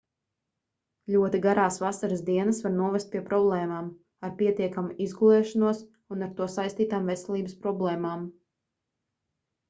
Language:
Latvian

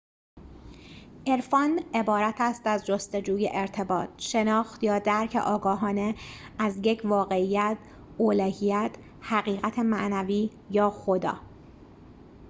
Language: Persian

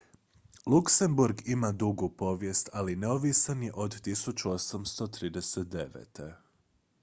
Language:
Croatian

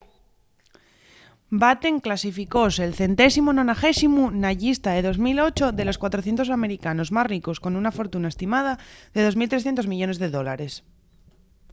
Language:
Asturian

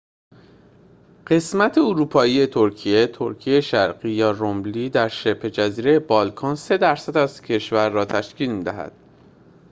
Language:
Persian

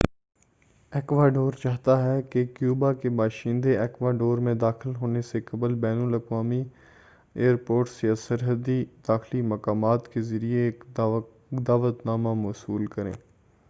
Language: Urdu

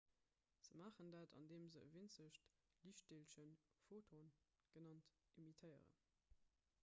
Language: Luxembourgish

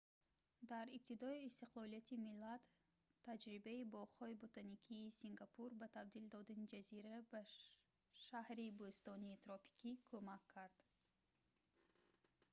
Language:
Tajik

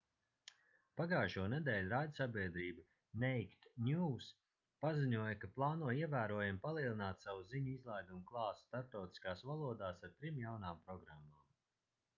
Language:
Latvian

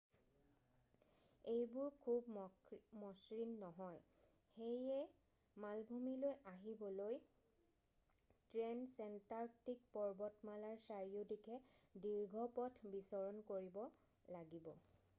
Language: Assamese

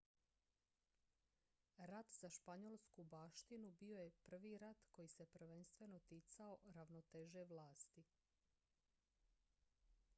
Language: Croatian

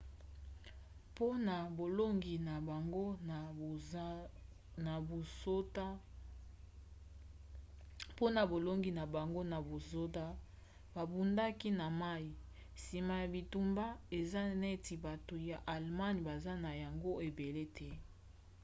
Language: Lingala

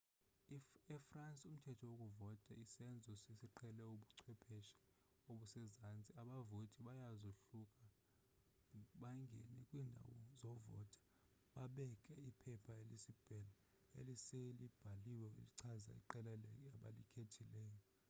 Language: Xhosa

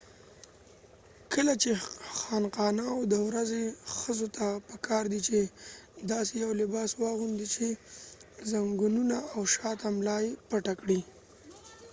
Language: Pashto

